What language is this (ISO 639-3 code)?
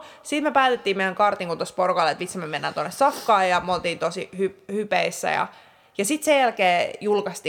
fin